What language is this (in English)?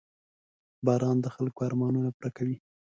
Pashto